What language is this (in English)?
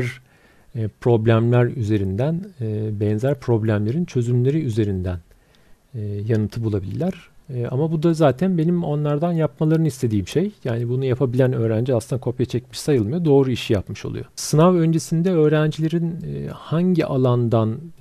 Turkish